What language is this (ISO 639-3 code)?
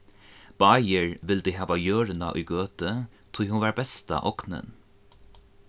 fao